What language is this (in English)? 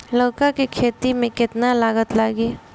Bhojpuri